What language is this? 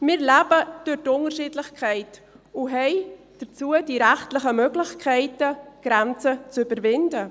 Swiss German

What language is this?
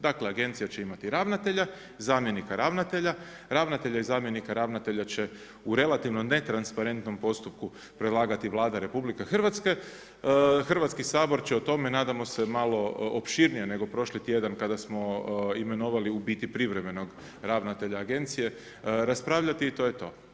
Croatian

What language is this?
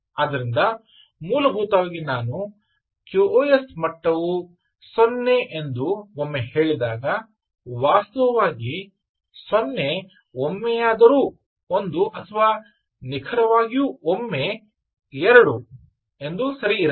Kannada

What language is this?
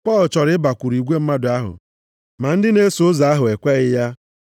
Igbo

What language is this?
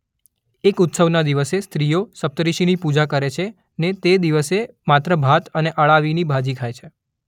Gujarati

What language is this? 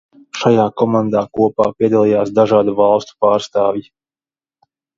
Latvian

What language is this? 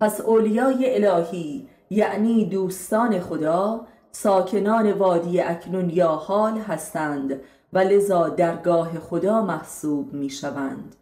Persian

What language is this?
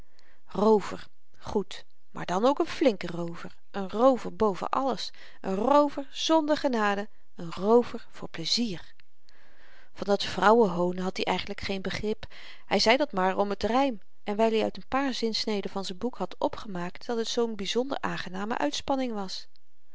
Dutch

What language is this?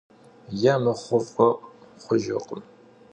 Kabardian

